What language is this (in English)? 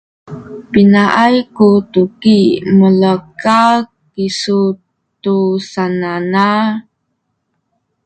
Sakizaya